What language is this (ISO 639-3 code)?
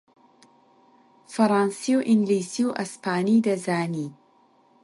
ckb